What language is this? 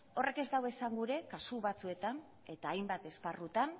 Basque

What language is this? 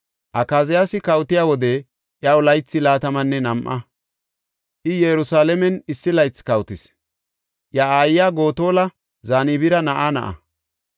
Gofa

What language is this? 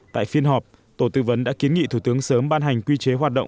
Vietnamese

